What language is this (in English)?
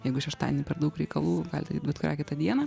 Lithuanian